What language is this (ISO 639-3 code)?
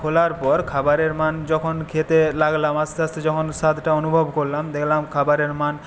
ben